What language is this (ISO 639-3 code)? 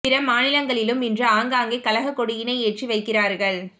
tam